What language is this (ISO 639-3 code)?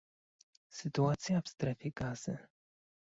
pol